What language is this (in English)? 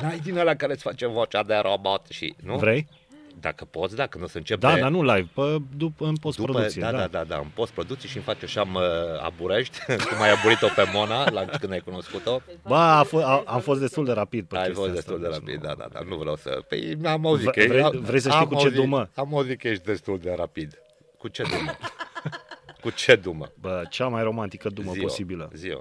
Romanian